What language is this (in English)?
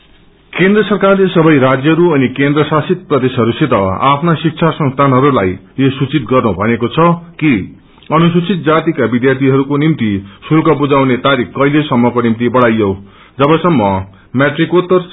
Nepali